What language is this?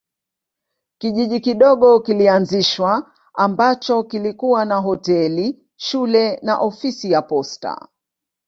Swahili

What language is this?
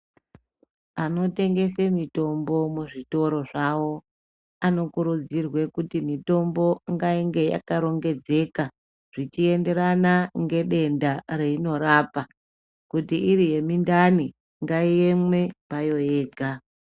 Ndau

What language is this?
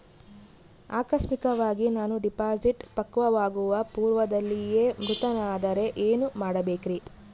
Kannada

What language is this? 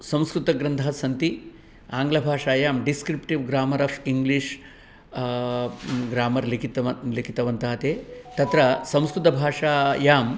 Sanskrit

